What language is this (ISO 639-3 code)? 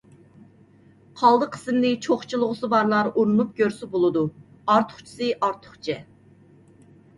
uig